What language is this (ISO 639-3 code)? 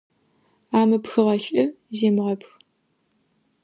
ady